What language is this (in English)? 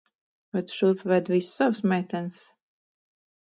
Latvian